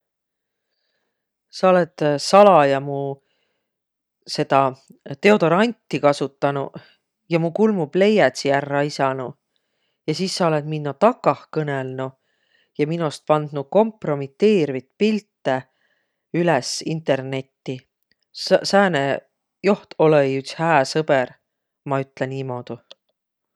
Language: Võro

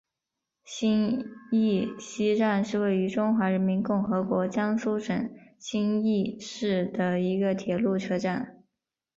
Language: Chinese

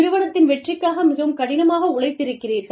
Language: Tamil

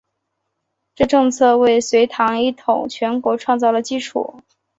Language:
Chinese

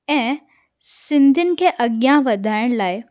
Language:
Sindhi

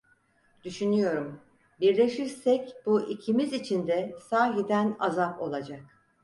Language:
Turkish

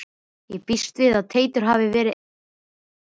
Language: Icelandic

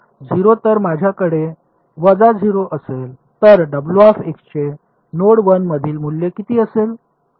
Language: Marathi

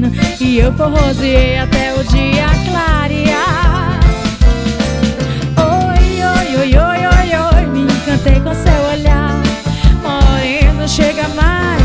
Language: Portuguese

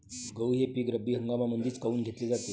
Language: Marathi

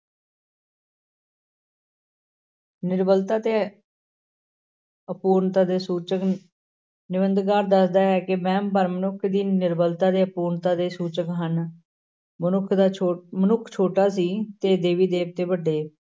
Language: Punjabi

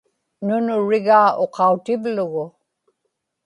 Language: Inupiaq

